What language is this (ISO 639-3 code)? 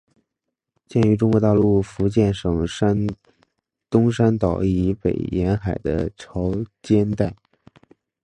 zho